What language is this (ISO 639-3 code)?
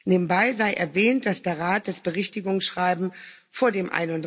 deu